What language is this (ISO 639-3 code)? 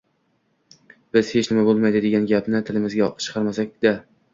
uzb